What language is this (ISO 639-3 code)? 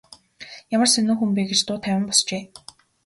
mon